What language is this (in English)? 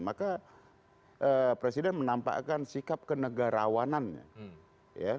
Indonesian